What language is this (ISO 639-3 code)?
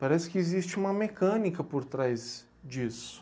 por